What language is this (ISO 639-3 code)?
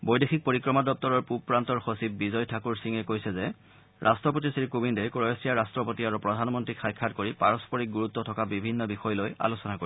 asm